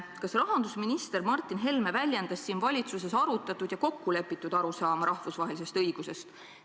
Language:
Estonian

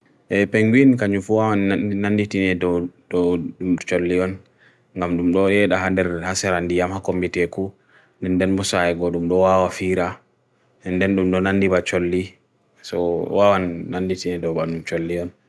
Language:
Bagirmi Fulfulde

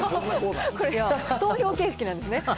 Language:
Japanese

